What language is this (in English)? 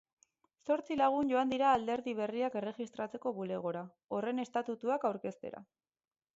Basque